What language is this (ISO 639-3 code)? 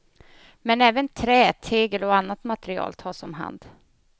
swe